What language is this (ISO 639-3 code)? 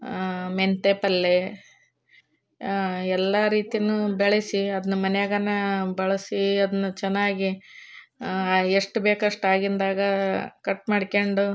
kan